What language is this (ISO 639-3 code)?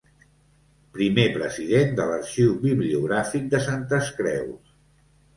cat